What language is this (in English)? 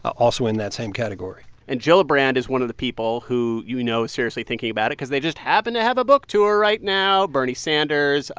English